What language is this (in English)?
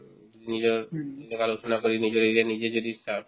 Assamese